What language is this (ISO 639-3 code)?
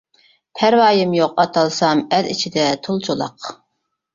uig